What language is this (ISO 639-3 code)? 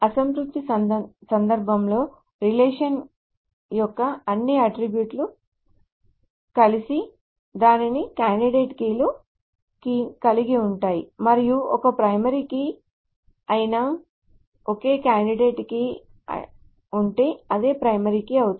tel